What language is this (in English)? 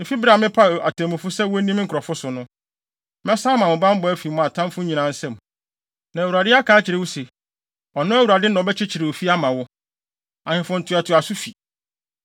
Akan